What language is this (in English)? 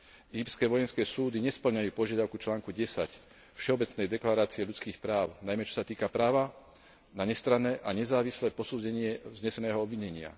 Slovak